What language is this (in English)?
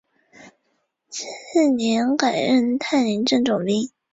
Chinese